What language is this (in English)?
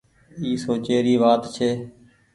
Goaria